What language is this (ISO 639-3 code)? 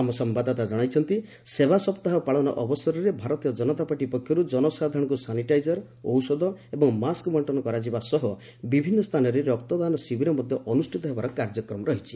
ori